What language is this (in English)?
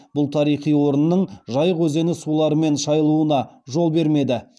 Kazakh